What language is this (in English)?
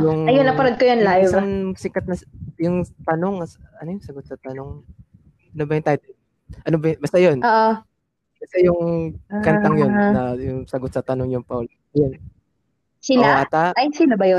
Filipino